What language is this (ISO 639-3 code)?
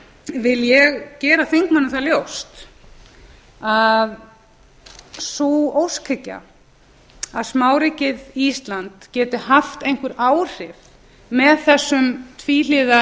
isl